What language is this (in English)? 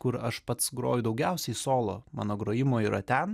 Lithuanian